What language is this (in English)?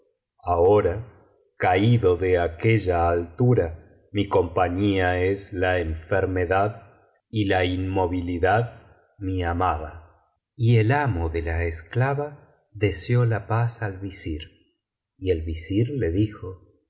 Spanish